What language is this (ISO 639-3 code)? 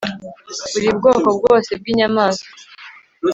kin